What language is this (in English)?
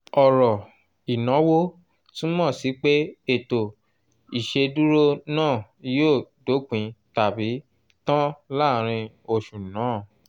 Yoruba